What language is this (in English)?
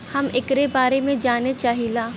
Bhojpuri